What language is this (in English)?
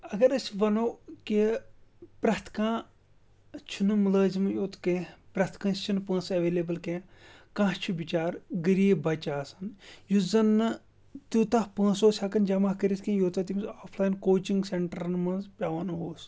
Kashmiri